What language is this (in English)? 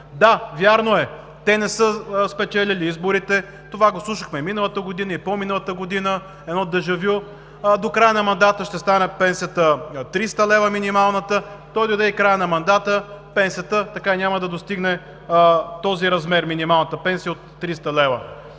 Bulgarian